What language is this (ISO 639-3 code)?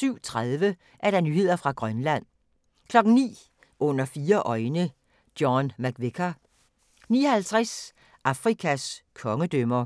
dan